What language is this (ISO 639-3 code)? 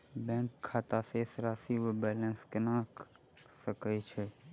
mai